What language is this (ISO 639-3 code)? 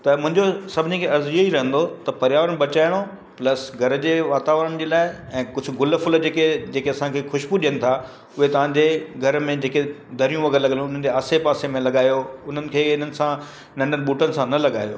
snd